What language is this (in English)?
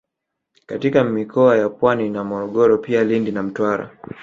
Swahili